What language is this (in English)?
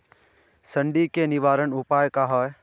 Magahi